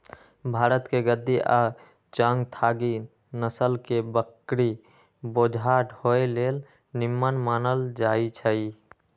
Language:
Magahi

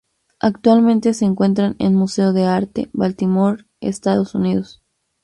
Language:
Spanish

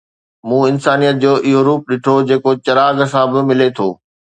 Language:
Sindhi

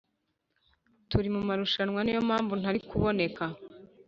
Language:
Kinyarwanda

